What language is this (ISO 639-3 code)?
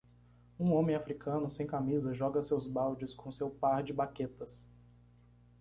por